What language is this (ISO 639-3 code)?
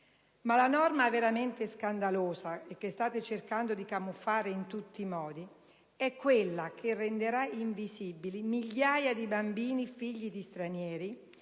ita